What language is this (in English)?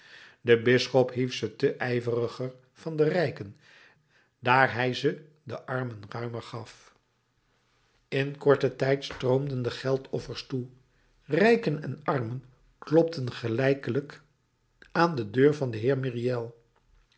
Dutch